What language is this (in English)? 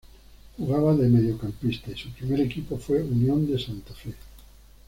Spanish